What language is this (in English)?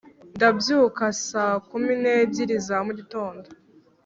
Kinyarwanda